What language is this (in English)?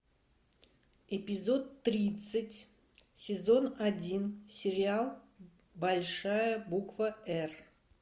Russian